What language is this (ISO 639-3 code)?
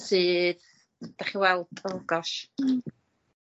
cym